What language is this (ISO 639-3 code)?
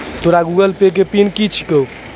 mai